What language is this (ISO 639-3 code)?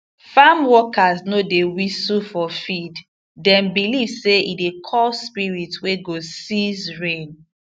pcm